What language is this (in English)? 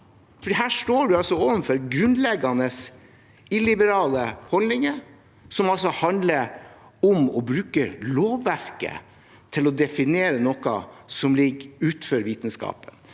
Norwegian